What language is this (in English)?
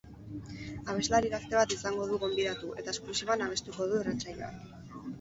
Basque